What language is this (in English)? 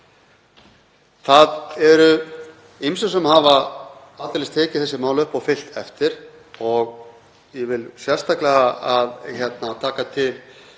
Icelandic